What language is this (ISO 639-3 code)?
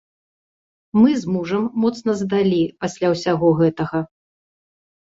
bel